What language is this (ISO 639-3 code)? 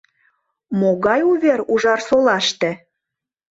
chm